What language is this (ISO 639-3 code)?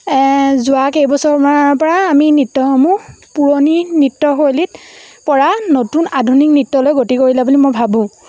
asm